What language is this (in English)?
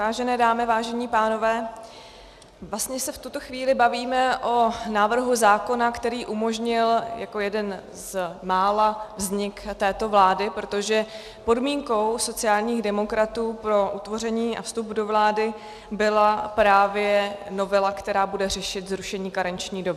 Czech